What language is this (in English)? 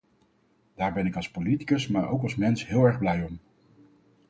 Dutch